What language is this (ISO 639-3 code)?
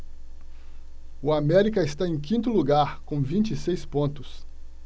por